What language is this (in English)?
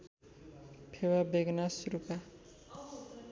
Nepali